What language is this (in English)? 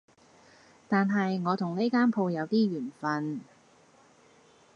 Cantonese